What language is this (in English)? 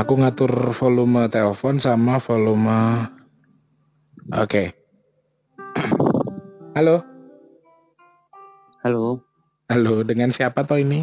Indonesian